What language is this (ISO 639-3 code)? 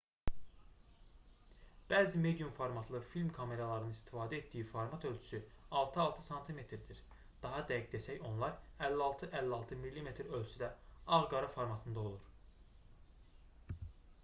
aze